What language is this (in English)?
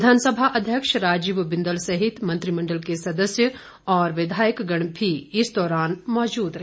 Hindi